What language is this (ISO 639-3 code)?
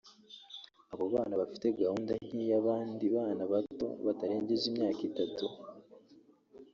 kin